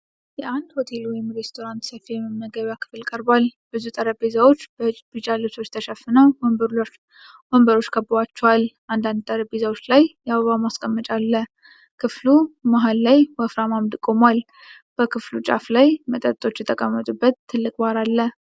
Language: Amharic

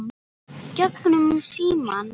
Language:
Icelandic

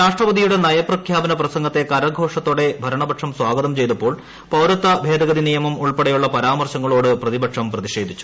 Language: Malayalam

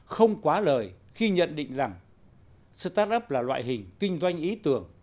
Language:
Vietnamese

